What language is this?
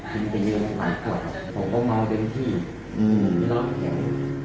Thai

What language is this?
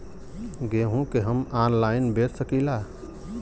Bhojpuri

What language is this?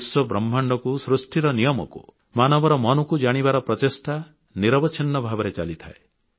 Odia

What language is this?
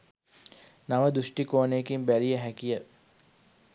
Sinhala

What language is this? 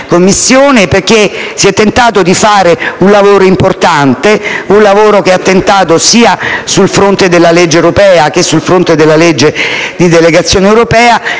Italian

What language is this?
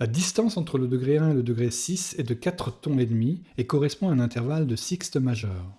French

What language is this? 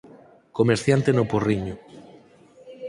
Galician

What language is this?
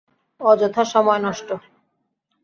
Bangla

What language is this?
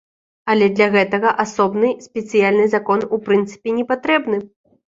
Belarusian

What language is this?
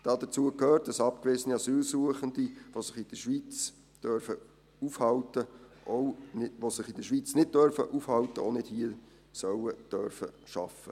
Swiss German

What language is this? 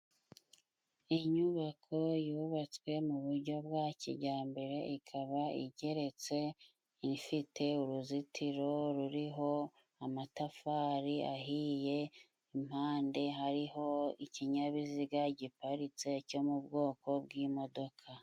Kinyarwanda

